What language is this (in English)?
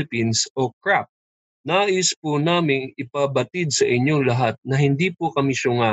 Filipino